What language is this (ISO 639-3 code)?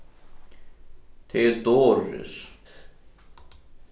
fao